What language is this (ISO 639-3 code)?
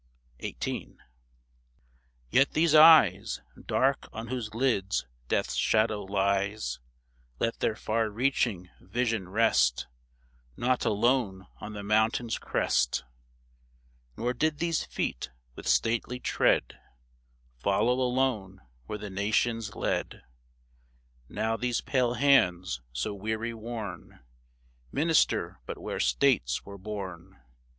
eng